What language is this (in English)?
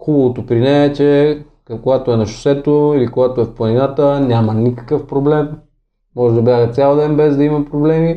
Bulgarian